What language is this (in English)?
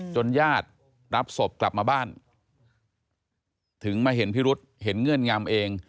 Thai